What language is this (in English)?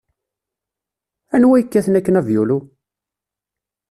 Kabyle